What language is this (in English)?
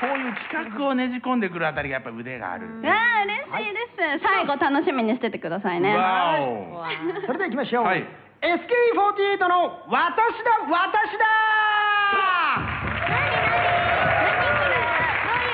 Japanese